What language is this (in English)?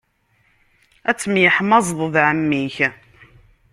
Kabyle